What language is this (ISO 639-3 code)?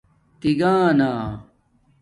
dmk